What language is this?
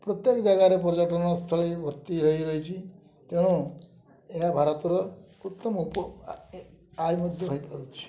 Odia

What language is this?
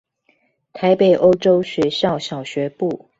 Chinese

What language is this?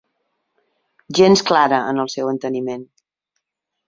Catalan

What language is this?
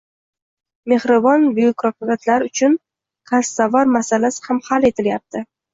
Uzbek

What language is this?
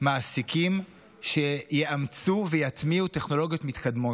Hebrew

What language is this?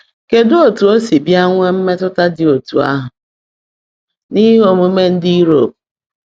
Igbo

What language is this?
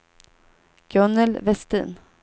Swedish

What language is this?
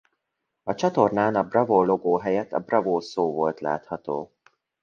Hungarian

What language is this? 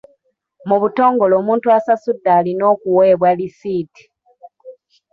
Ganda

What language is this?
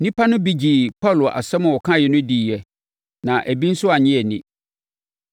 Akan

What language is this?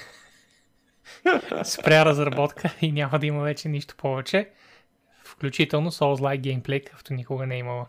Bulgarian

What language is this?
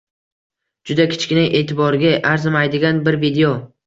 Uzbek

